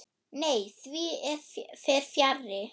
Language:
Icelandic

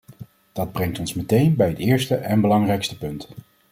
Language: Dutch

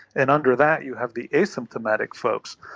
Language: English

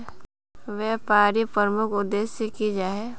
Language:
Magahi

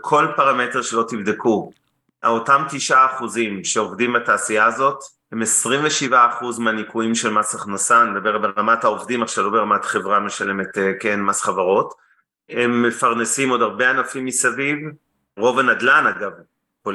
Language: Hebrew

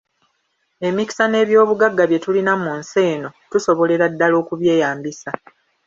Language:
Ganda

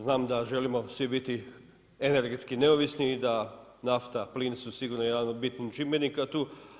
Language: Croatian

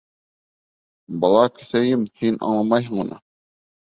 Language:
Bashkir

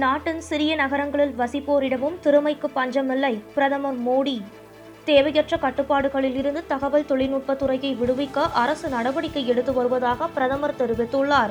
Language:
Tamil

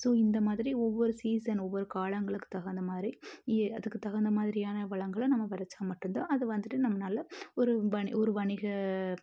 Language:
Tamil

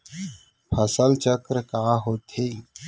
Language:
Chhattisgarhi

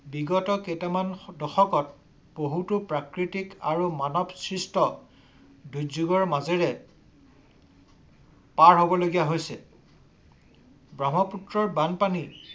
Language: Assamese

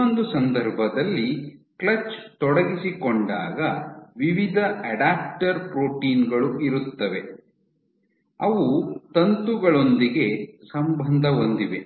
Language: Kannada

